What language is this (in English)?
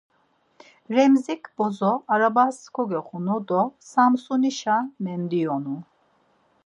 Laz